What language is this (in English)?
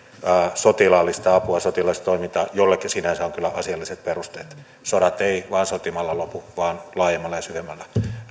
Finnish